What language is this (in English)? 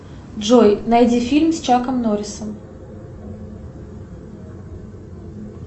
Russian